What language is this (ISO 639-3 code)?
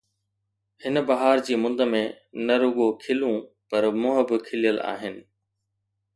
snd